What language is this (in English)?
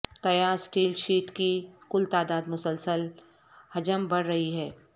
Urdu